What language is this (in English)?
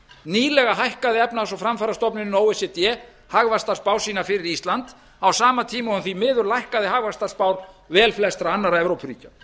Icelandic